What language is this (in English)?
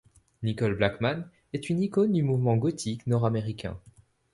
French